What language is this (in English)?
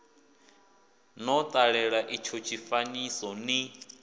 Venda